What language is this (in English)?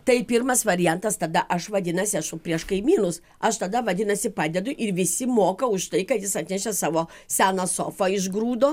Lithuanian